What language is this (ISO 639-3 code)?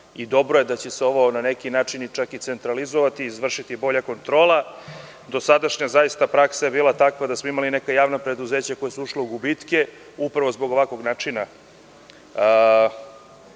srp